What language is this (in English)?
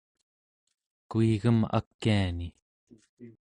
Central Yupik